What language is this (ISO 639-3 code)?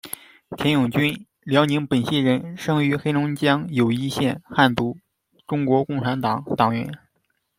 zho